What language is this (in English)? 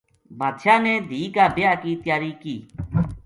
Gujari